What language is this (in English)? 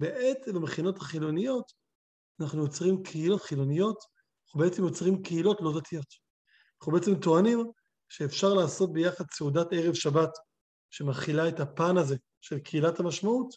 Hebrew